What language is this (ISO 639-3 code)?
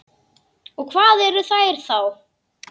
isl